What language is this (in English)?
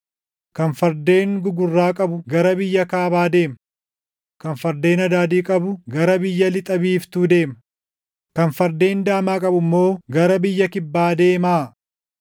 Oromo